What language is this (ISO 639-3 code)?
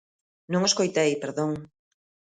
glg